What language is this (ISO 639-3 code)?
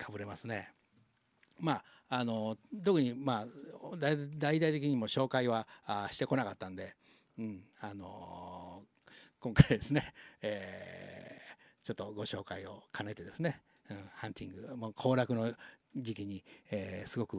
jpn